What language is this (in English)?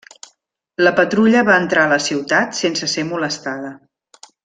Catalan